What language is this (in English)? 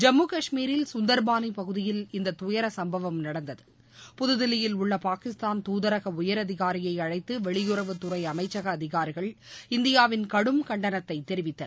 Tamil